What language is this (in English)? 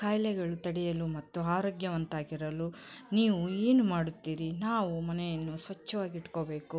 Kannada